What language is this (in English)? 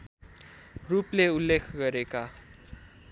Nepali